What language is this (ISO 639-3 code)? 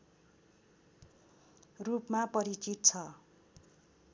nep